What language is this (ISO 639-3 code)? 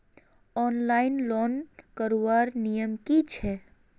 mag